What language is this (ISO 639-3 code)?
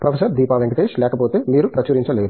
tel